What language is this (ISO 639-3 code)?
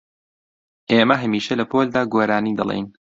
ckb